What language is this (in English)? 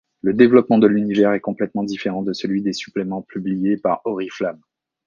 French